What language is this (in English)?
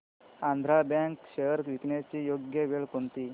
Marathi